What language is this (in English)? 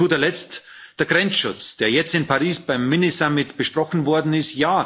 German